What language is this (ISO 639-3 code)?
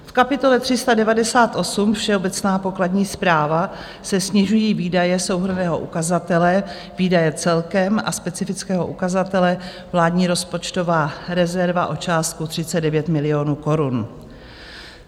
ces